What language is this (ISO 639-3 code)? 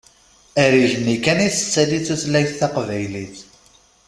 kab